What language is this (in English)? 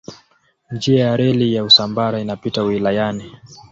Swahili